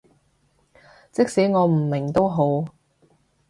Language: Cantonese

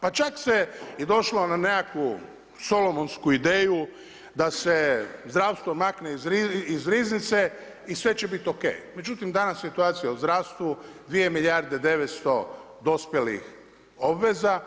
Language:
Croatian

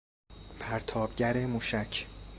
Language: Persian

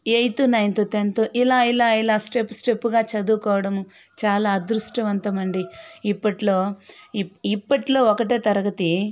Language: Telugu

